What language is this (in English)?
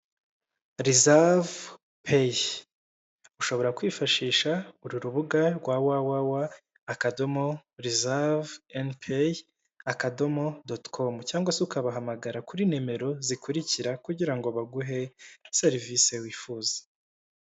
Kinyarwanda